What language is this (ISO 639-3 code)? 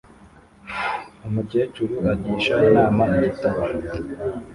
kin